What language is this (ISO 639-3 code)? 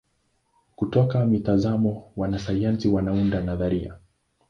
swa